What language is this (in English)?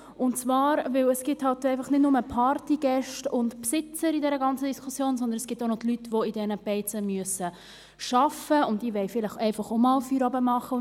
Swiss German